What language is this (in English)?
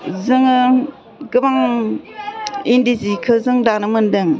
Bodo